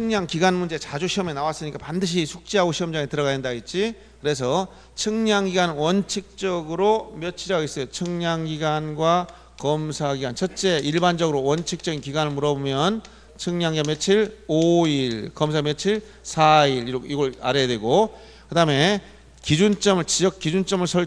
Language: Korean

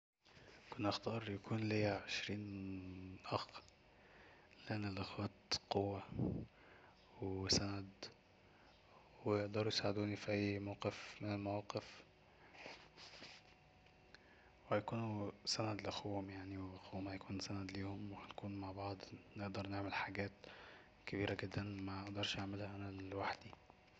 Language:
Egyptian Arabic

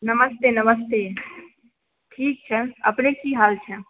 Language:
Maithili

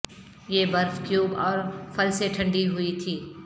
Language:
Urdu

